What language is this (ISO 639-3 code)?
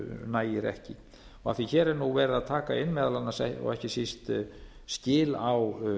isl